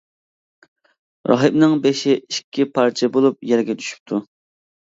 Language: Uyghur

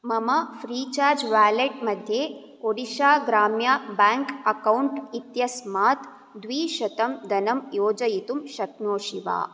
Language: Sanskrit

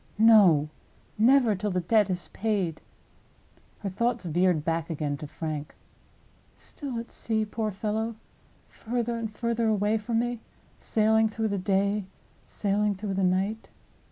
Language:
English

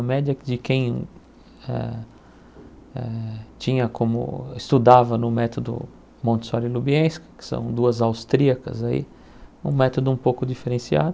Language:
Portuguese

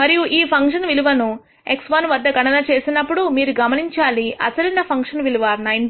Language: Telugu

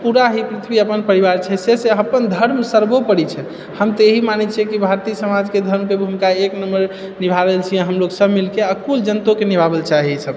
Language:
Maithili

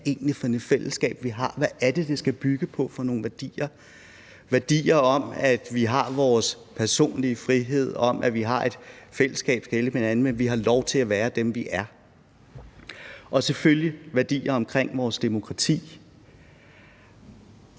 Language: Danish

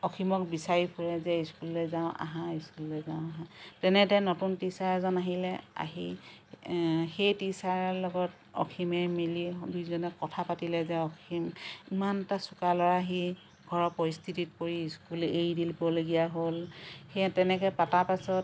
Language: Assamese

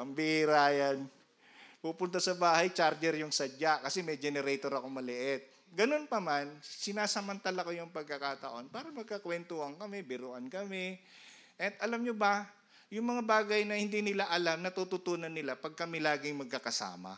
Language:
Filipino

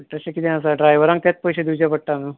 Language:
Konkani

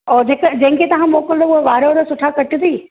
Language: Sindhi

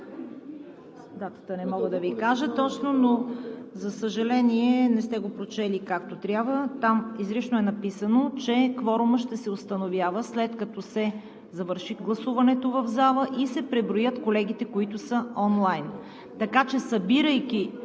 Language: Bulgarian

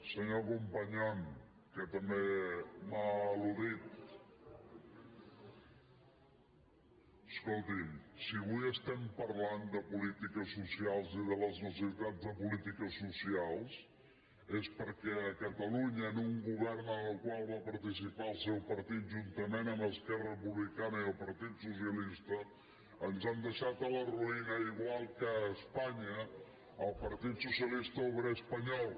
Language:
Catalan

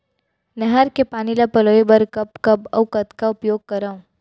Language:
Chhattisgarhi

